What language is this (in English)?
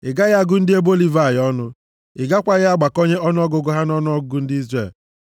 Igbo